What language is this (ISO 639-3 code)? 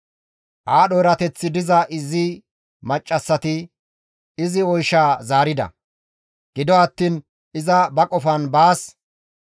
gmv